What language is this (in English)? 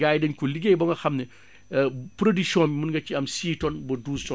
Wolof